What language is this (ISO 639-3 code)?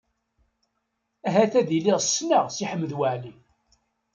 kab